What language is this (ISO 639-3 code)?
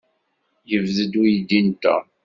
kab